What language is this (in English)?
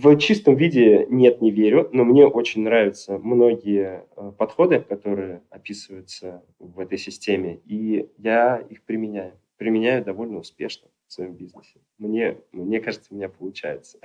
Russian